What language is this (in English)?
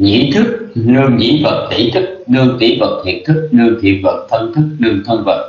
Vietnamese